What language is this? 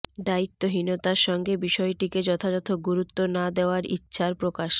Bangla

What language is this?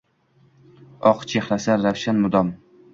Uzbek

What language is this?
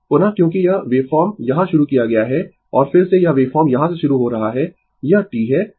Hindi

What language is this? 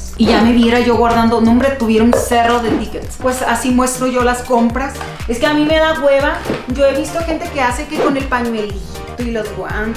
Spanish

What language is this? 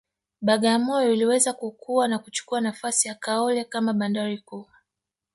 Swahili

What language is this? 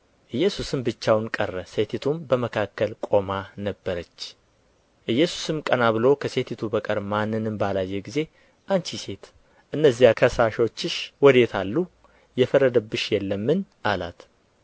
Amharic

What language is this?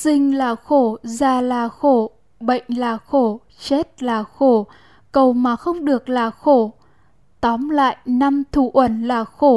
Vietnamese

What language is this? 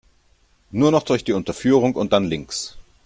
German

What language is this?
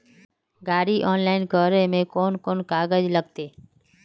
Magahi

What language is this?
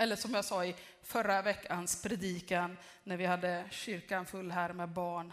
Swedish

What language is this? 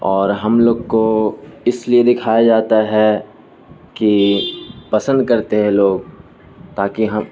Urdu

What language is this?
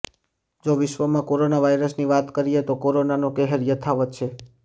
Gujarati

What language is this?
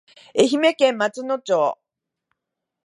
Japanese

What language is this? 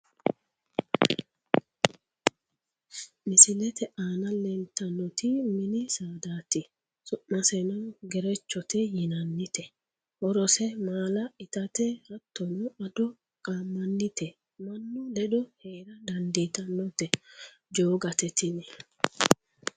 Sidamo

